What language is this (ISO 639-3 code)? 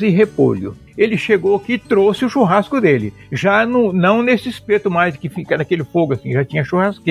por